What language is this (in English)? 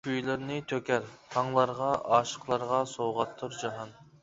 Uyghur